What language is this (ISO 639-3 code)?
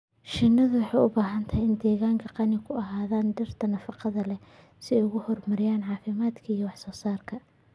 som